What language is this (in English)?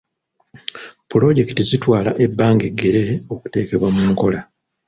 Ganda